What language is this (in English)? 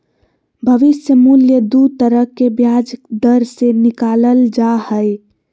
Magahi